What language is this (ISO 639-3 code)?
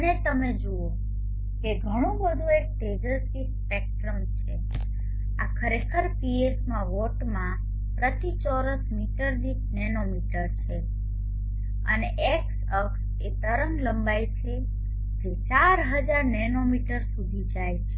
guj